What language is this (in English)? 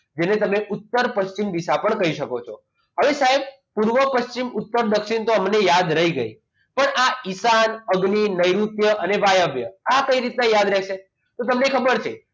Gujarati